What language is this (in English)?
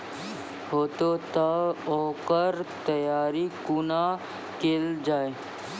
Maithili